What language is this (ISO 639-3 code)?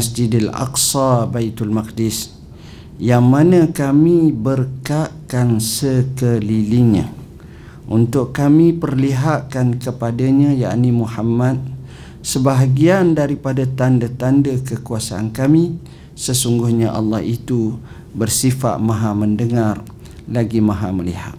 msa